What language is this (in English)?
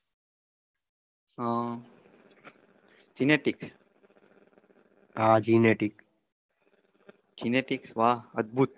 Gujarati